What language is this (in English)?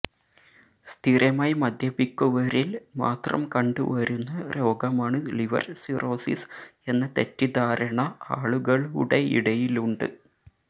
Malayalam